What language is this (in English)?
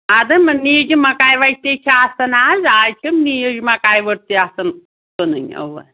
Kashmiri